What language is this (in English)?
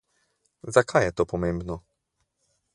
Slovenian